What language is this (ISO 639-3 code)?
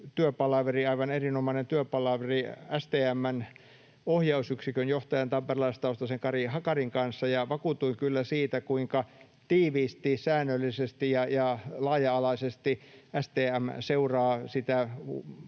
fin